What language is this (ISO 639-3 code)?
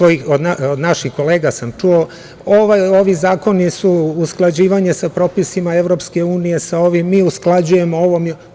srp